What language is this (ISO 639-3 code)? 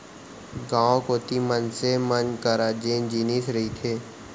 hne